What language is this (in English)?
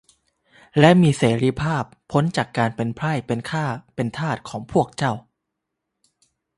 Thai